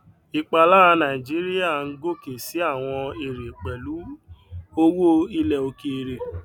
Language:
Yoruba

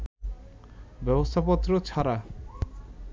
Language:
Bangla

